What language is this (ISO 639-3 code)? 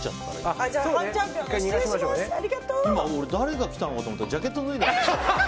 jpn